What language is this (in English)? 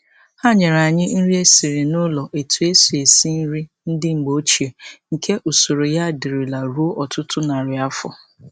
Igbo